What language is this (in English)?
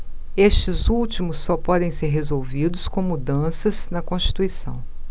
Portuguese